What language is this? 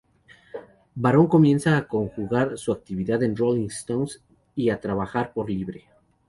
Spanish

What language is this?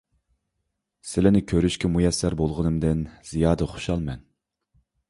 Uyghur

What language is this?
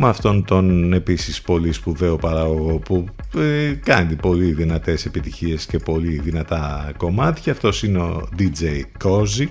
Greek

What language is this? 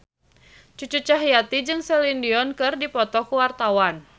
Sundanese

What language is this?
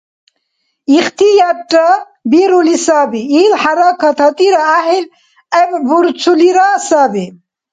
Dargwa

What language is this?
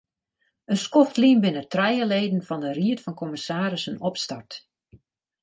Western Frisian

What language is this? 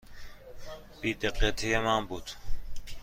Persian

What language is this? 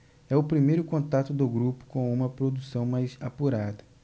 Portuguese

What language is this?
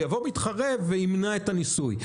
Hebrew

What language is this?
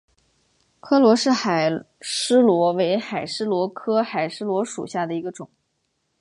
Chinese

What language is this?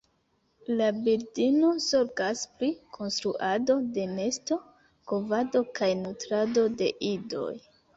Esperanto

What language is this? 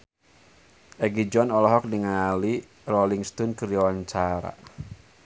Sundanese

